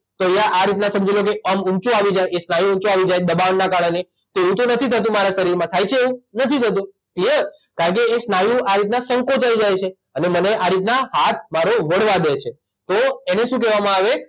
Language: Gujarati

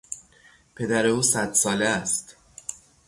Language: Persian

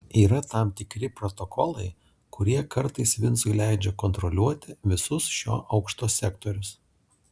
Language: Lithuanian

